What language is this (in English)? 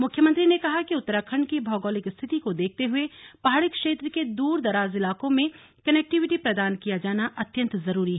Hindi